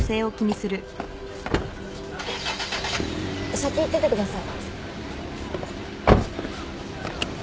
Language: Japanese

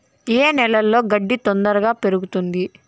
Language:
Telugu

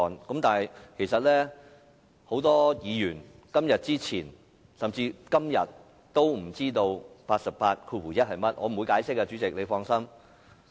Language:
Cantonese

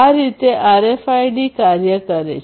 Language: Gujarati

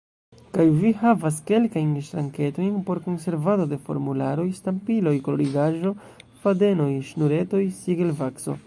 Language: Esperanto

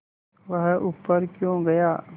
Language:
Hindi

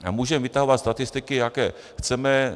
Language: Czech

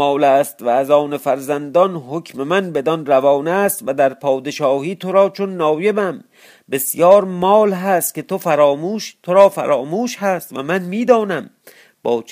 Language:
Persian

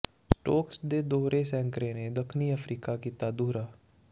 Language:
Punjabi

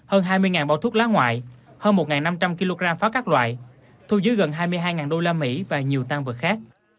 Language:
Vietnamese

